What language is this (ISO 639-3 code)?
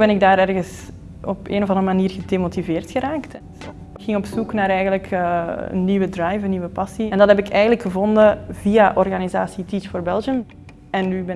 nld